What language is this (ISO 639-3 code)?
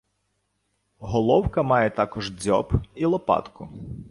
ukr